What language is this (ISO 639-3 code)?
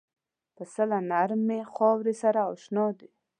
pus